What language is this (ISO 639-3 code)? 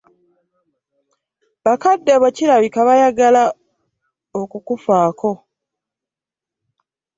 lug